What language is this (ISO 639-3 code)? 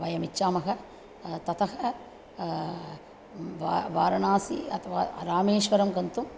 san